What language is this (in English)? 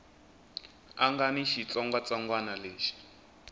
Tsonga